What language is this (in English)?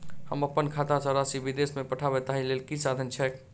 Maithili